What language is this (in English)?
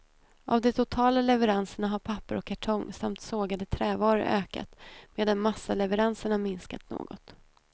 Swedish